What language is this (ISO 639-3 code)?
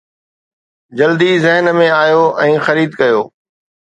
snd